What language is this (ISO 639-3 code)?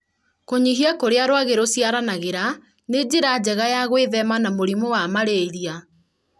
kik